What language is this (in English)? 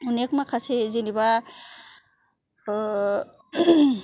Bodo